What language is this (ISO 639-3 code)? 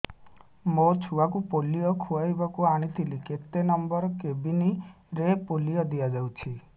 ori